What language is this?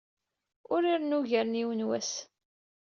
Kabyle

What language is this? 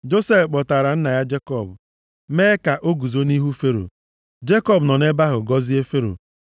Igbo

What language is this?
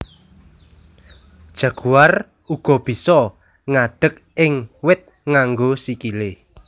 Javanese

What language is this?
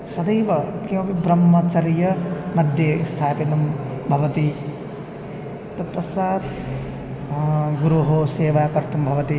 Sanskrit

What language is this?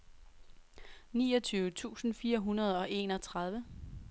Danish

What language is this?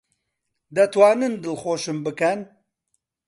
Central Kurdish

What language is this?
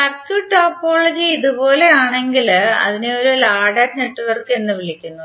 Malayalam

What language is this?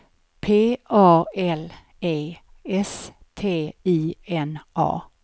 Swedish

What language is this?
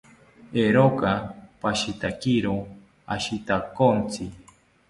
South Ucayali Ashéninka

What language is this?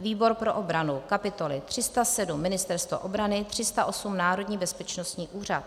Czech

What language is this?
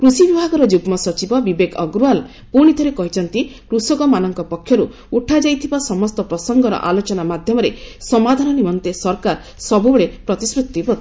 Odia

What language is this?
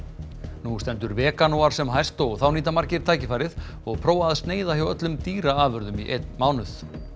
Icelandic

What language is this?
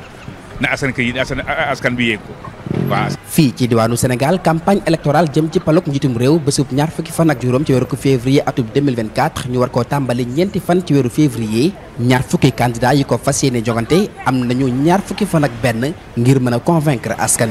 Indonesian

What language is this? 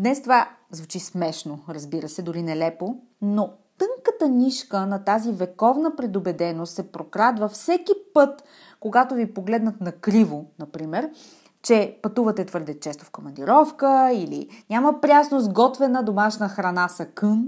Bulgarian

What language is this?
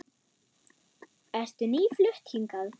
Icelandic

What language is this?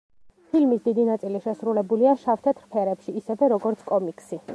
Georgian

